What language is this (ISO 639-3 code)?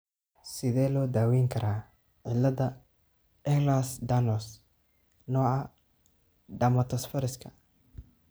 som